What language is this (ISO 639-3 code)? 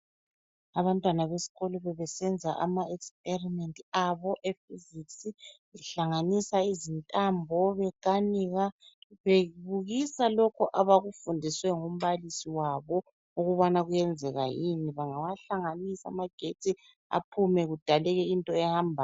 nde